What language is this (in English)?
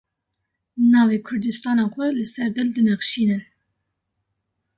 Kurdish